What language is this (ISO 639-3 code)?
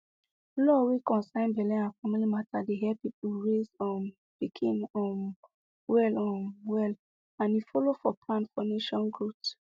pcm